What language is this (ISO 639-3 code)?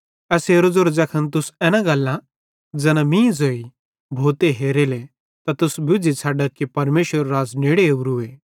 bhd